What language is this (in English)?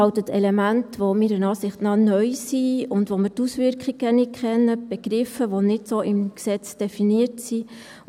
Swiss German